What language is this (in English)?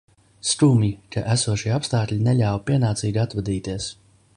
Latvian